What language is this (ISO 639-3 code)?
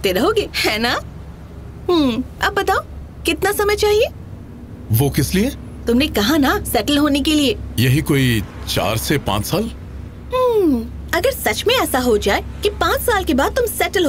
hin